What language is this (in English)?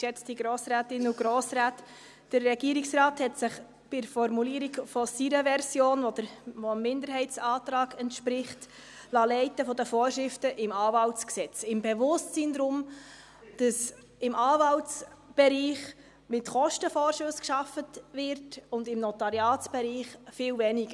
Swiss German